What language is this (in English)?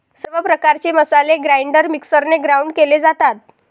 Marathi